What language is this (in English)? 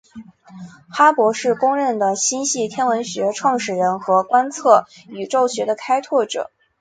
Chinese